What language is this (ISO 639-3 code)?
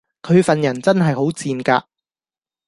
yue